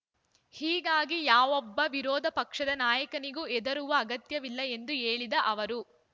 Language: Kannada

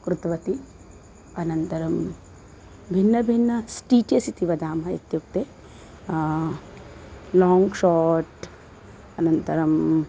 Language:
Sanskrit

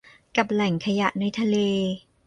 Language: Thai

